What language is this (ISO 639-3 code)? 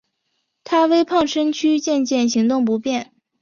zho